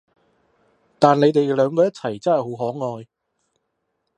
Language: Cantonese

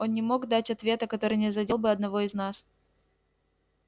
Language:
Russian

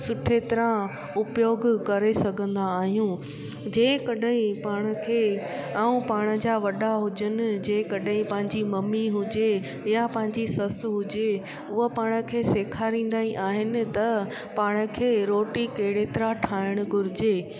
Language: Sindhi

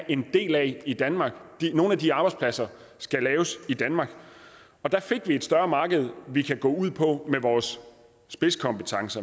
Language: Danish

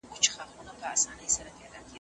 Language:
Pashto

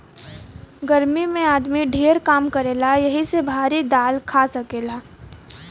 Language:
Bhojpuri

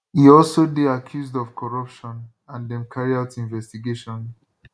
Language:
Nigerian Pidgin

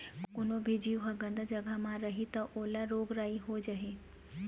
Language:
Chhattisgarhi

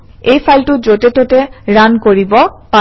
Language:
Assamese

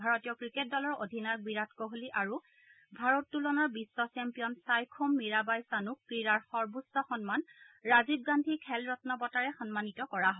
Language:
Assamese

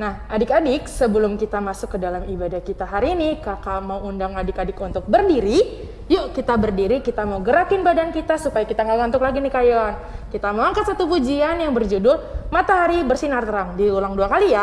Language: Indonesian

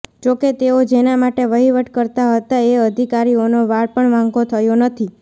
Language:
Gujarati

